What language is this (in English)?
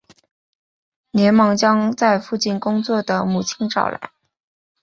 Chinese